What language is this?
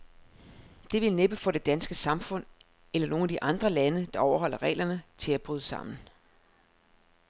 Danish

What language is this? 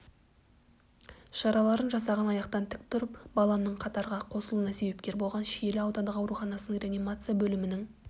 Kazakh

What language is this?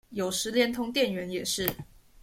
Chinese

